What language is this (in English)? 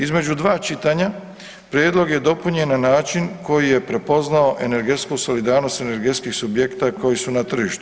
Croatian